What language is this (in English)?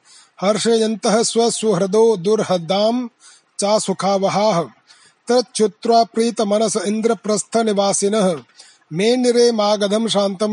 Hindi